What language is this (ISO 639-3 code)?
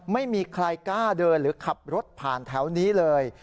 tha